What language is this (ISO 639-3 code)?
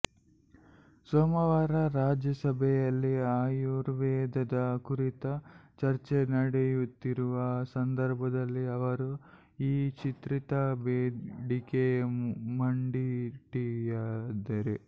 kan